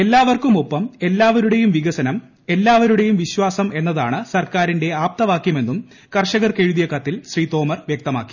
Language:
Malayalam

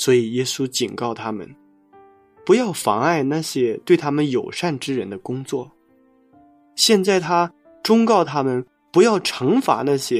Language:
Chinese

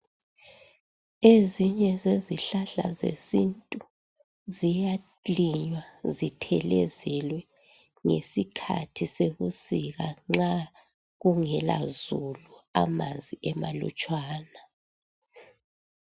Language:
North Ndebele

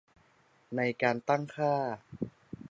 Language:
Thai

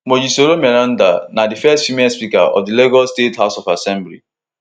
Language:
Nigerian Pidgin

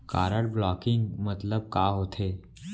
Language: Chhattisgarhi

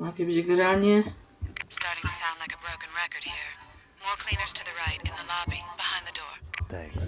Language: Polish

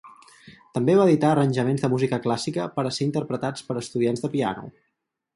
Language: Catalan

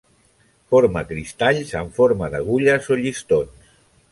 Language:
Catalan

